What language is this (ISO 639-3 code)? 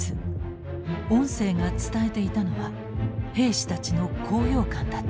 jpn